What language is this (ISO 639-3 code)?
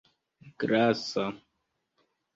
epo